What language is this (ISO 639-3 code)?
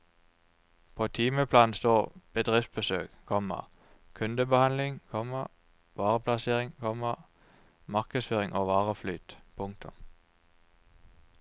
nor